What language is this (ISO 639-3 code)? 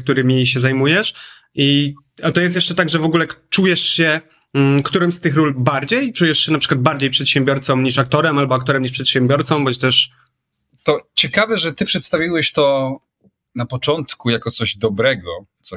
pol